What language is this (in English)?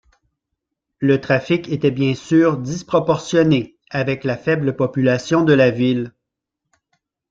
French